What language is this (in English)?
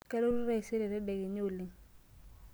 Masai